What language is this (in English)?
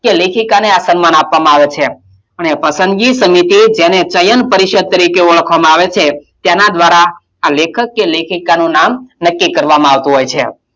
Gujarati